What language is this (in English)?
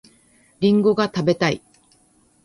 Japanese